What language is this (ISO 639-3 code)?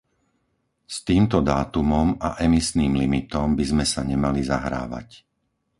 slk